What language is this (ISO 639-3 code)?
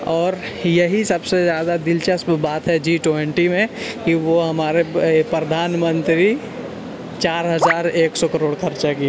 urd